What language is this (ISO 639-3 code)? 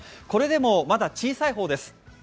jpn